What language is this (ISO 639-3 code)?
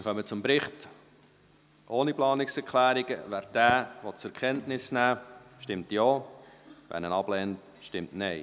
gsw